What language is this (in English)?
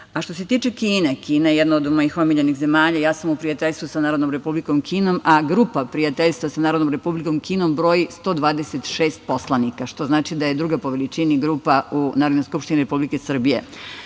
Serbian